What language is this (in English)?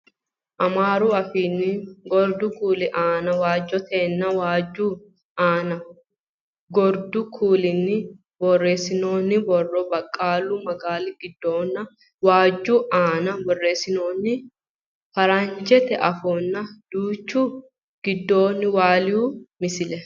Sidamo